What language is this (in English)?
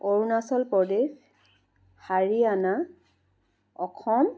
Assamese